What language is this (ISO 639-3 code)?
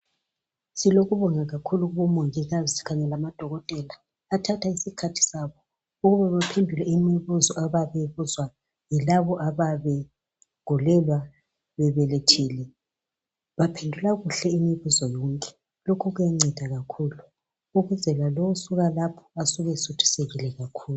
nde